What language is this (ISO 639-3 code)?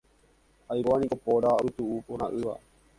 grn